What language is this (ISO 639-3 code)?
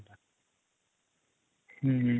ori